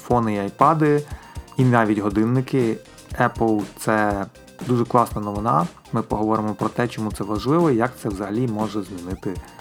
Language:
Ukrainian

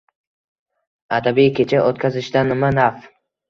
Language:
Uzbek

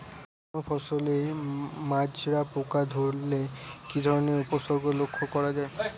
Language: Bangla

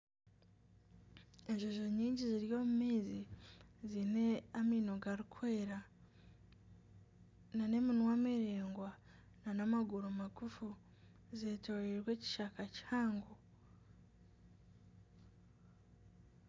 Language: Nyankole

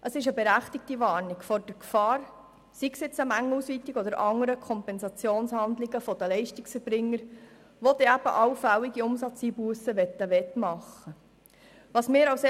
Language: Swiss German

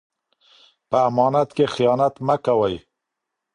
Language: Pashto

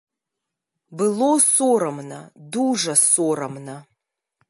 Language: Belarusian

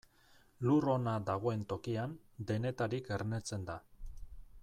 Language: Basque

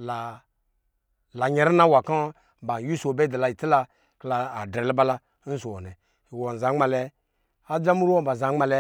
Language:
Lijili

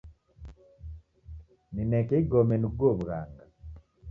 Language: Taita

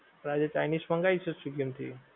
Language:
Gujarati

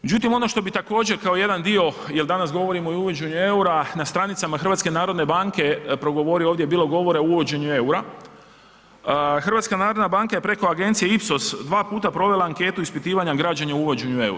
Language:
Croatian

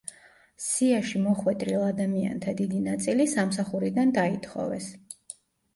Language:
Georgian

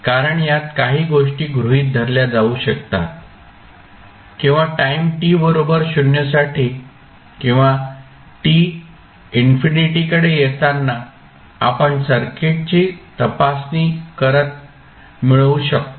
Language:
Marathi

